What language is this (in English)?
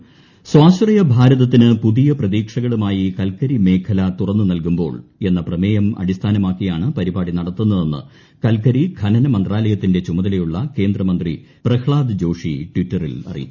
Malayalam